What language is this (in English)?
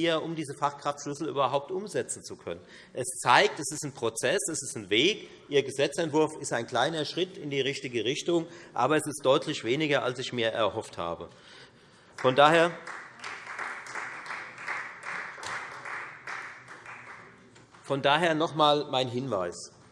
German